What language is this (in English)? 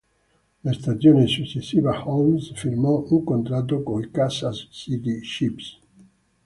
Italian